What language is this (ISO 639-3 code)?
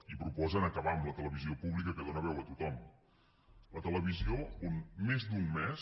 cat